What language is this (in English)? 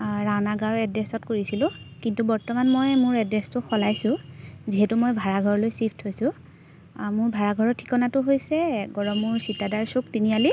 Assamese